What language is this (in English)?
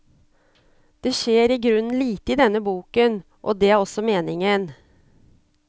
Norwegian